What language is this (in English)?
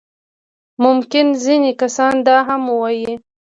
Pashto